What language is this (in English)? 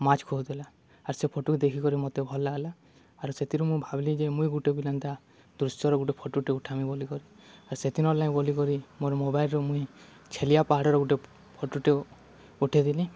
Odia